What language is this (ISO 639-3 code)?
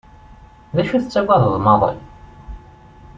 kab